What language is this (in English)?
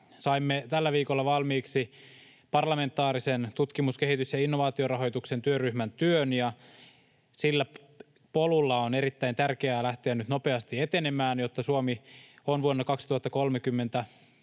Finnish